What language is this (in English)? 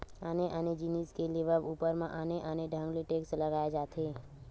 Chhattisgarhi